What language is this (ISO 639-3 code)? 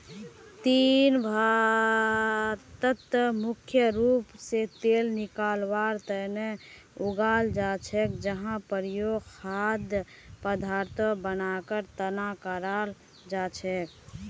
mag